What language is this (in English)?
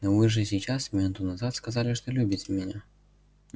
Russian